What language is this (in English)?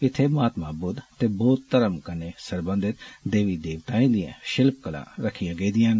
Dogri